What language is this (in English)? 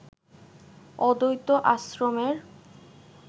Bangla